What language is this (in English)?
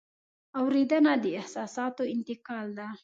Pashto